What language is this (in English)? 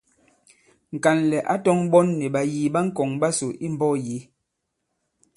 Bankon